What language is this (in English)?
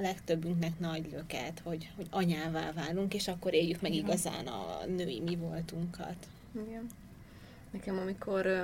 Hungarian